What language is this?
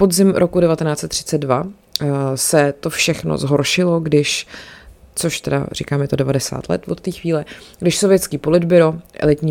Czech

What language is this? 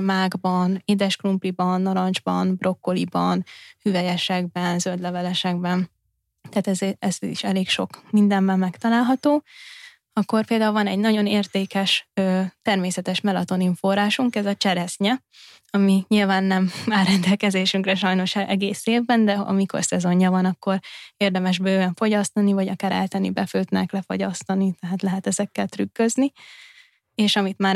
Hungarian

